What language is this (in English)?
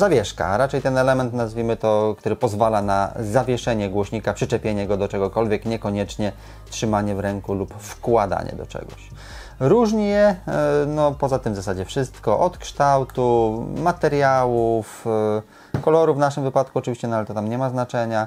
Polish